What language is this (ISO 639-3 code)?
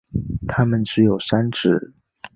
zho